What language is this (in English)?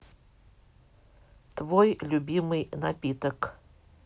Russian